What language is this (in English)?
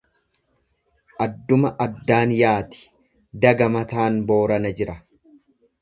Oromo